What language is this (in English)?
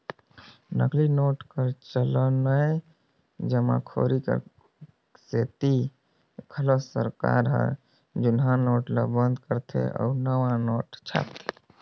Chhattisgarhi